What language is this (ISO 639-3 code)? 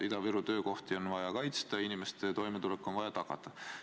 est